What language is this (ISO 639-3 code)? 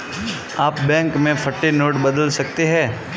hin